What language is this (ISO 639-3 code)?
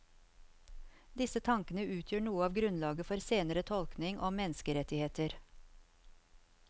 nor